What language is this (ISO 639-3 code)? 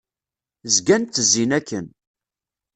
kab